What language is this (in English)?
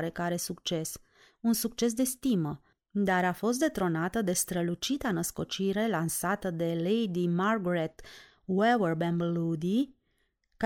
Romanian